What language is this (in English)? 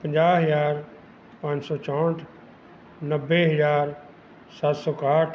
Punjabi